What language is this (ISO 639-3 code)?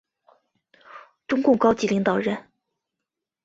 zho